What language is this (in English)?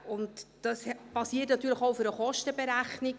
Swiss German